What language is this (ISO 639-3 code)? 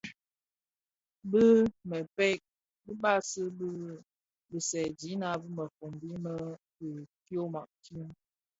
ksf